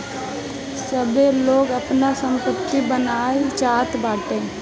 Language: Bhojpuri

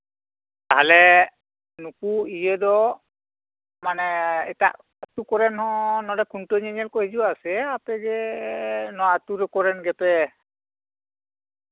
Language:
Santali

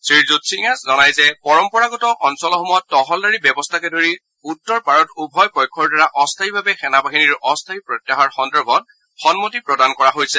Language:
Assamese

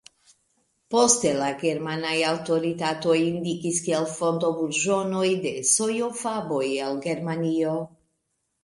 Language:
Esperanto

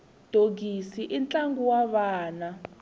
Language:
Tsonga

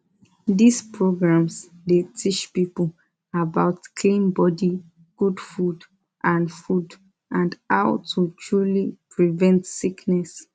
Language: Nigerian Pidgin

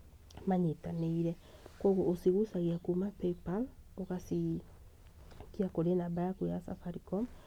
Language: Kikuyu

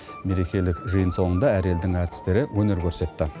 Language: Kazakh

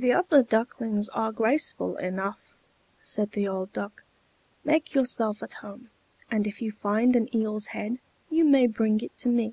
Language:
English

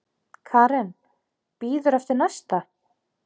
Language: Icelandic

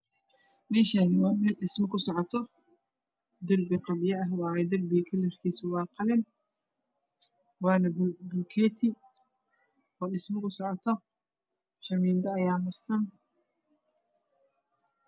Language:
Somali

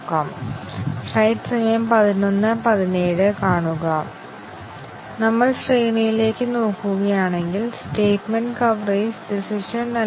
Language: Malayalam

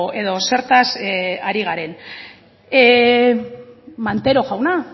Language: Basque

